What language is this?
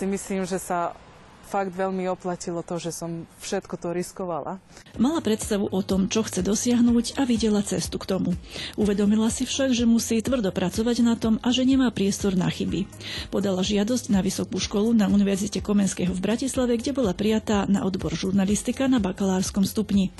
Slovak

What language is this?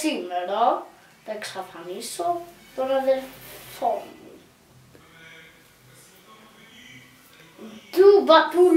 Greek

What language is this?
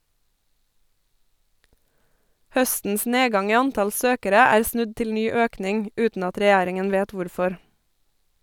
Norwegian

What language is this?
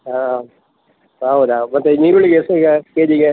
Kannada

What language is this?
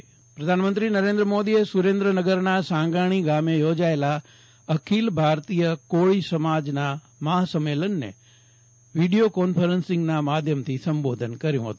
Gujarati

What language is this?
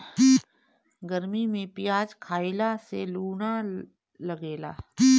Bhojpuri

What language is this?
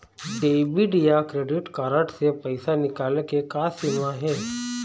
Chhattisgarhi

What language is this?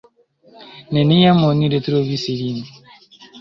Esperanto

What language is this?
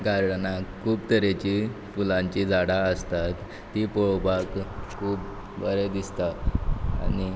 Konkani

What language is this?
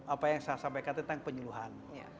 Indonesian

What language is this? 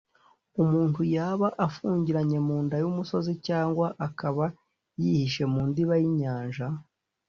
Kinyarwanda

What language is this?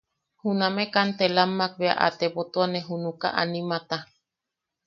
Yaqui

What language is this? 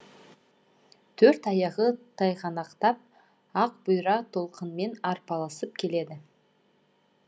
Kazakh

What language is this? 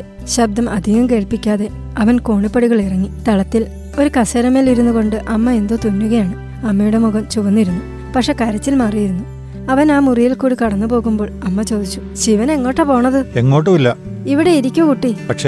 Malayalam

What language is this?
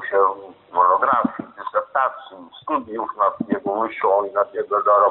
Polish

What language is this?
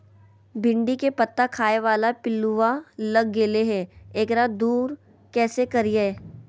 Magahi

